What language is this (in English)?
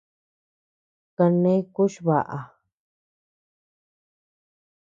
Tepeuxila Cuicatec